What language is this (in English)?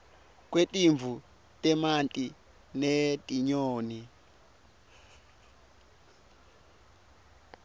Swati